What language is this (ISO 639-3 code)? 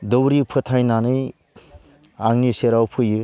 brx